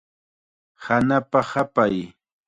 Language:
Chiquián Ancash Quechua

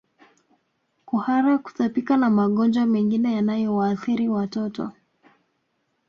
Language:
Swahili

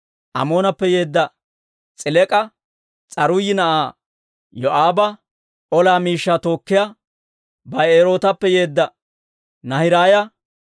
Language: Dawro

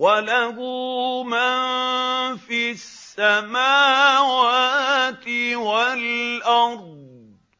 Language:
Arabic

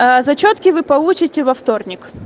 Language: Russian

